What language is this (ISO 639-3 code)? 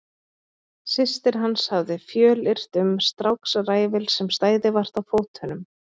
isl